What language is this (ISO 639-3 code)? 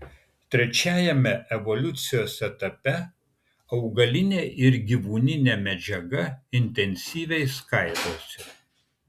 lit